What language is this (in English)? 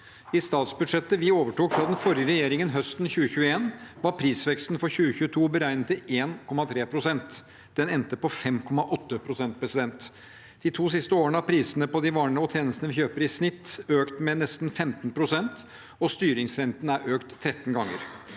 Norwegian